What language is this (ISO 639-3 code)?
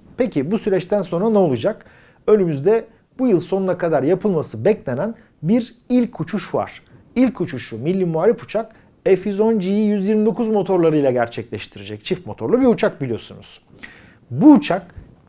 tur